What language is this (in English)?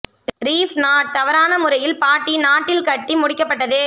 Tamil